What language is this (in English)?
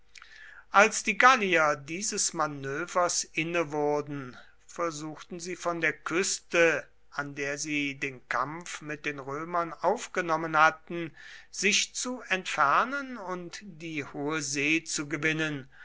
German